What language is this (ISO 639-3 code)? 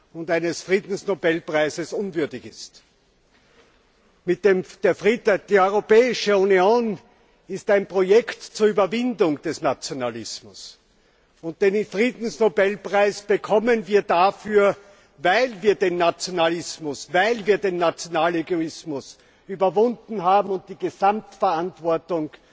deu